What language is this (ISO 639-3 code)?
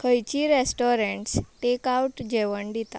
kok